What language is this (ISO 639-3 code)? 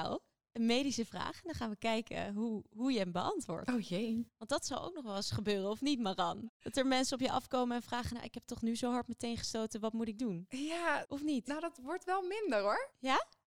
nld